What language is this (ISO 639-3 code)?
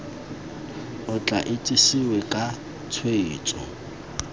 tsn